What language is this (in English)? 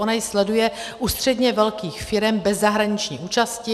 Czech